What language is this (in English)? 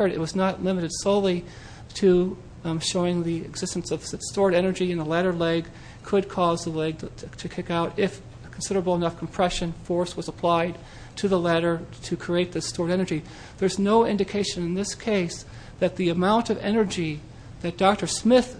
English